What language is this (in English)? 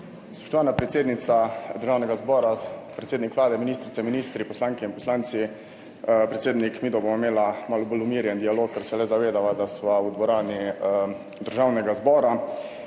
Slovenian